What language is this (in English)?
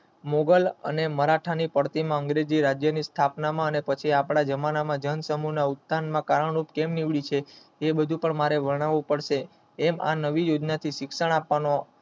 Gujarati